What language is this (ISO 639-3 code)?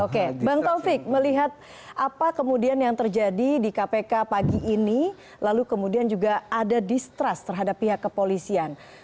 ind